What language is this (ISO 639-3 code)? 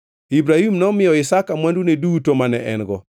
luo